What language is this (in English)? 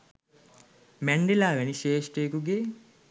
Sinhala